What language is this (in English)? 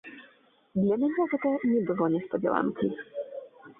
Belarusian